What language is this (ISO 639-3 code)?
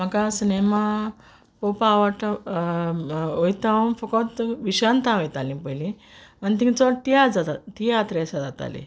kok